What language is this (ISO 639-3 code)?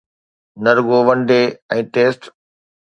snd